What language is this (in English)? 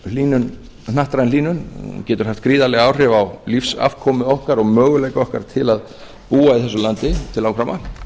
Icelandic